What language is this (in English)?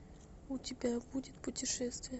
Russian